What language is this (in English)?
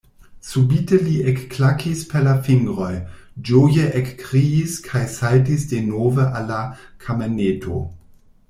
Esperanto